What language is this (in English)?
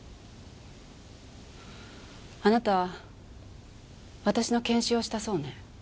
Japanese